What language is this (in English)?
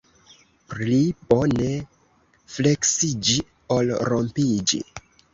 Esperanto